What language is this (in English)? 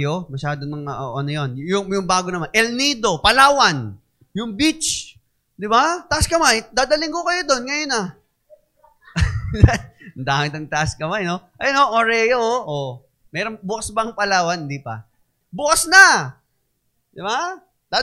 Filipino